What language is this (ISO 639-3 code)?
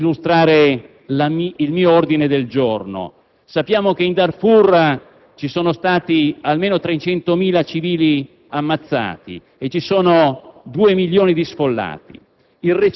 ita